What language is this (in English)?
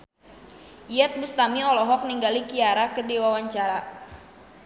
Sundanese